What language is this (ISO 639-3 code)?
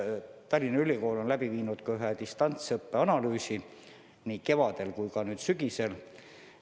est